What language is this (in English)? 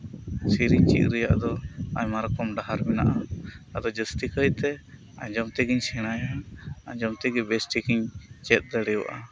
Santali